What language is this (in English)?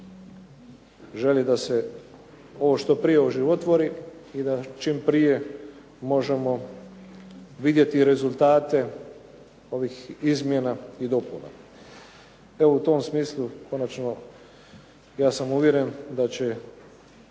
Croatian